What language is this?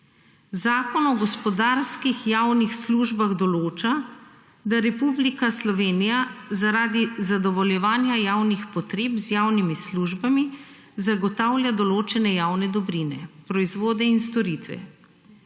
Slovenian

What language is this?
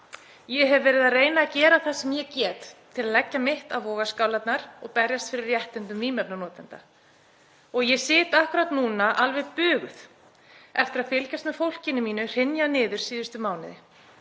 Icelandic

